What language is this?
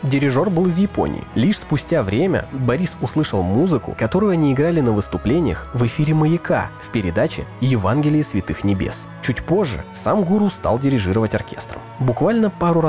Russian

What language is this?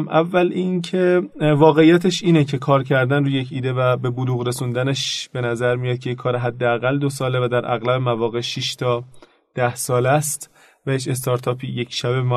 Persian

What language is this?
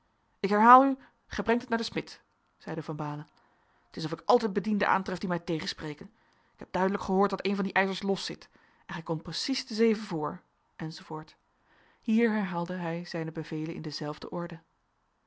Dutch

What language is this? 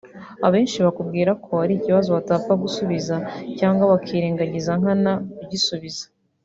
Kinyarwanda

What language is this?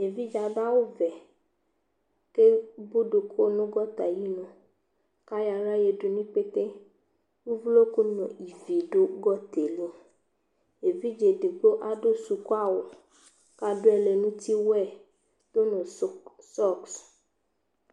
Ikposo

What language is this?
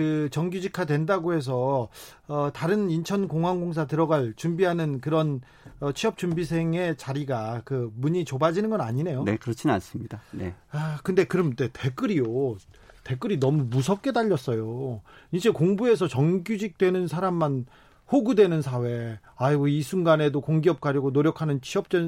Korean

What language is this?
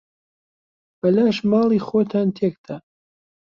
Central Kurdish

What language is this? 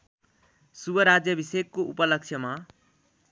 Nepali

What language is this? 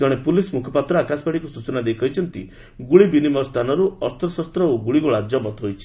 Odia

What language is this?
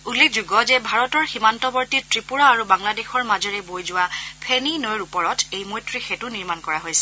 Assamese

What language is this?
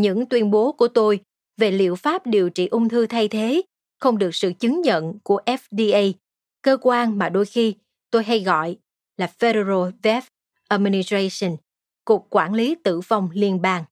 Vietnamese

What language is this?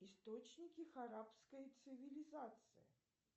Russian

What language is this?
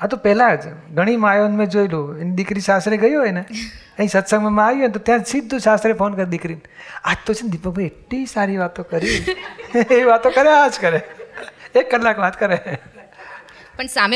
Gujarati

